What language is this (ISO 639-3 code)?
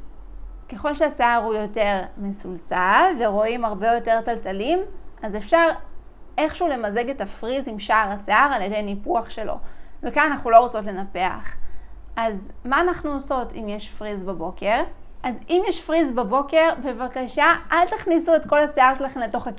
heb